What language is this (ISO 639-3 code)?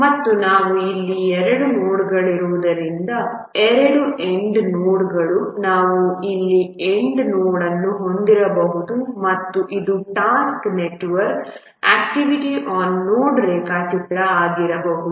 kan